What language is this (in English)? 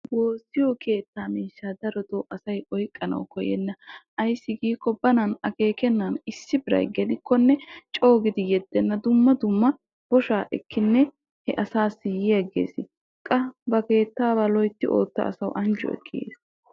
Wolaytta